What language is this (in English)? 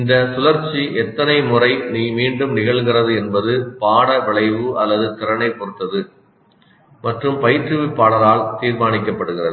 Tamil